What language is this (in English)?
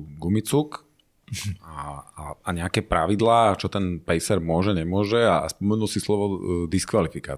Slovak